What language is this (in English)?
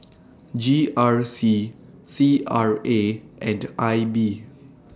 English